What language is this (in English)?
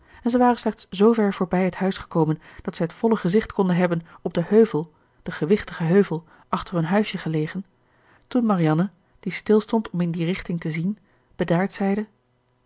Dutch